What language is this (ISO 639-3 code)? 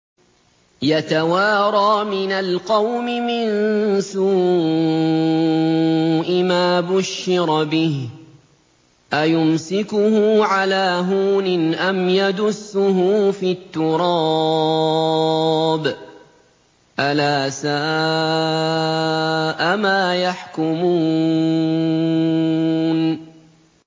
ara